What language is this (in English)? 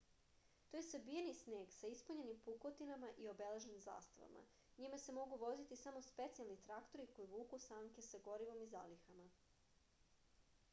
Serbian